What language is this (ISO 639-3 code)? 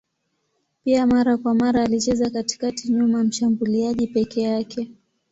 swa